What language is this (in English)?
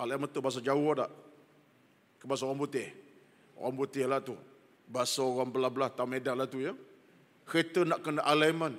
Malay